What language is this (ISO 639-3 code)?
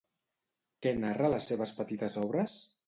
cat